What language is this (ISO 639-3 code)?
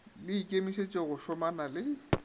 nso